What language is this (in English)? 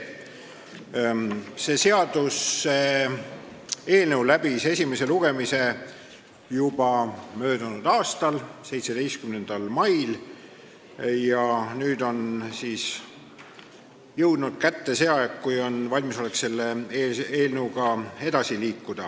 Estonian